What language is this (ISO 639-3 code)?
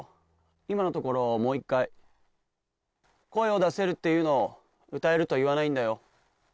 jpn